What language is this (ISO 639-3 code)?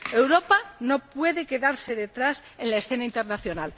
spa